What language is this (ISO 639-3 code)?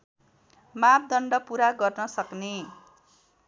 nep